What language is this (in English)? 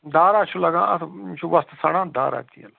Kashmiri